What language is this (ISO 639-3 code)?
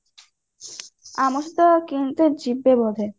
ori